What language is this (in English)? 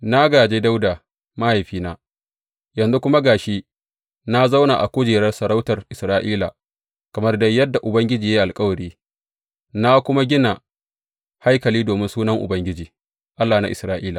Hausa